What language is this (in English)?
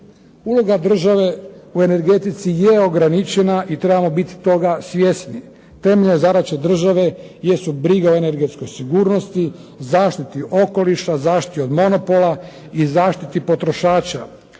Croatian